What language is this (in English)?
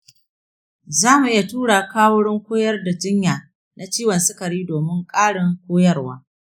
Hausa